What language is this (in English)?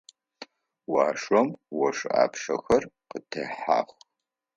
Adyghe